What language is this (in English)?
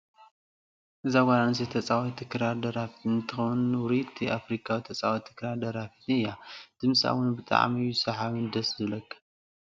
Tigrinya